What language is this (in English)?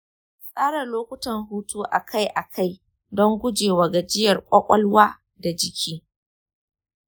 Hausa